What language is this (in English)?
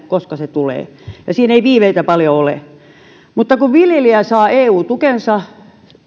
Finnish